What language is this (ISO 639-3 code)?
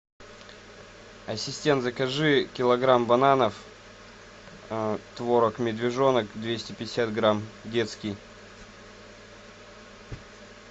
rus